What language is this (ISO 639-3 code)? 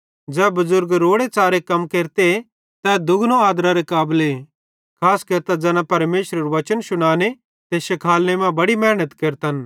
bhd